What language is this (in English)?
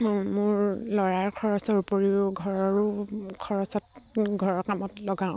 Assamese